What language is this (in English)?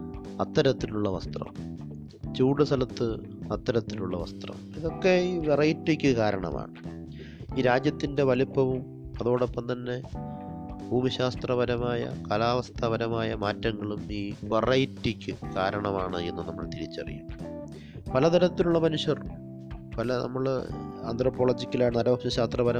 Malayalam